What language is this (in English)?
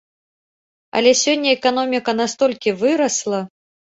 Belarusian